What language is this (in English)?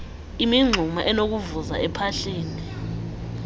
Xhosa